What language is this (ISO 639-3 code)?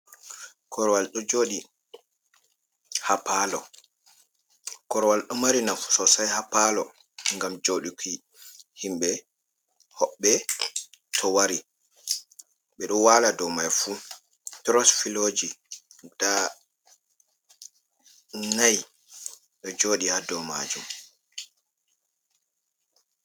ful